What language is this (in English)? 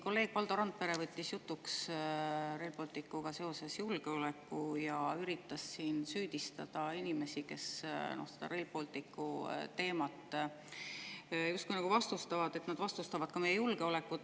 Estonian